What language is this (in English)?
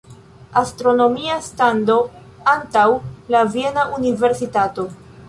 Esperanto